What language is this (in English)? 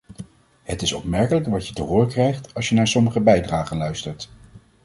Dutch